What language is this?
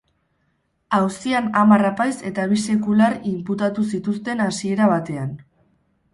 Basque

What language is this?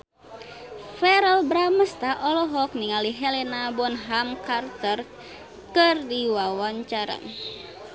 Sundanese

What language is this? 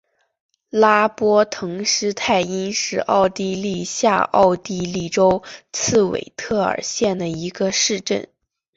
Chinese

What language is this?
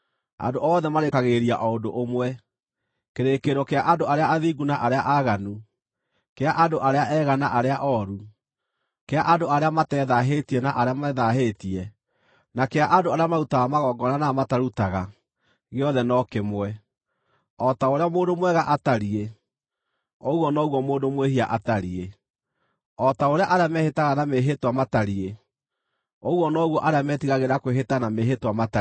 Kikuyu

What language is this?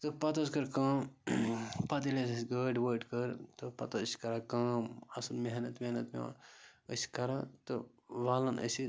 Kashmiri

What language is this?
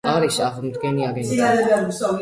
Georgian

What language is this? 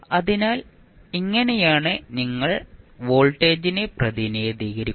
Malayalam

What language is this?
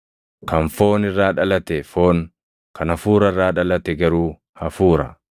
Oromo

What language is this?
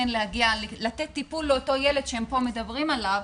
Hebrew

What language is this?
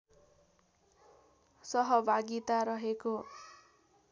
Nepali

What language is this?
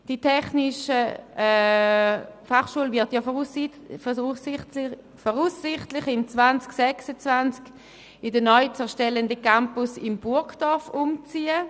Swiss German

